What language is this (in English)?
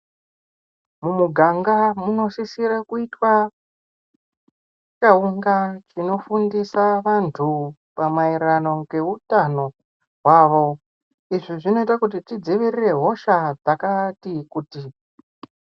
Ndau